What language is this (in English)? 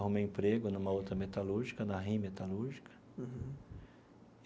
Portuguese